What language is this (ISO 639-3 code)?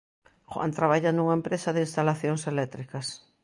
glg